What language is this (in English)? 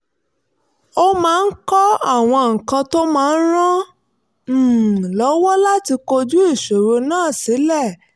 Yoruba